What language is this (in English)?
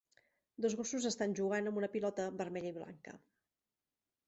Catalan